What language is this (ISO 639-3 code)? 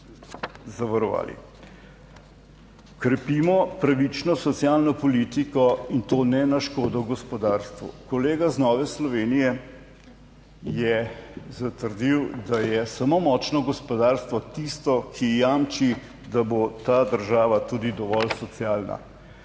slv